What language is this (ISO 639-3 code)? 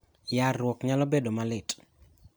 luo